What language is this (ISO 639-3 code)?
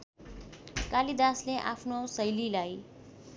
nep